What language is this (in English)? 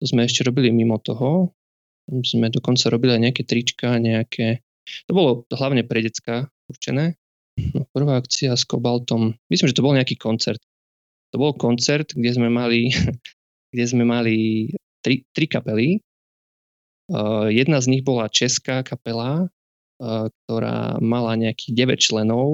Slovak